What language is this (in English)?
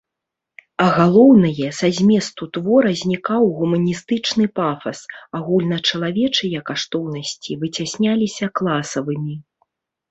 Belarusian